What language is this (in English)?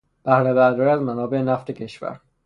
Persian